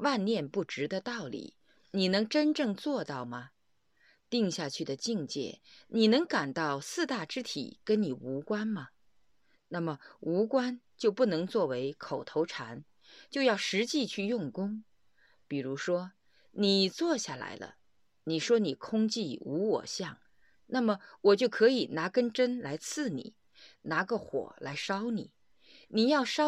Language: Chinese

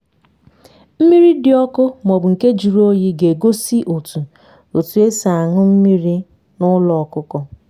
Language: Igbo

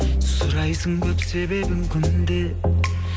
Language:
Kazakh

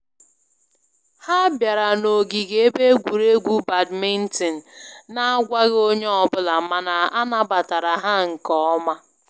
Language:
Igbo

